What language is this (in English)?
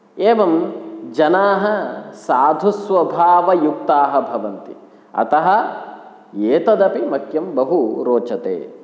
Sanskrit